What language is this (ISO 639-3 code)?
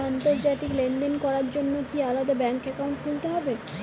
ben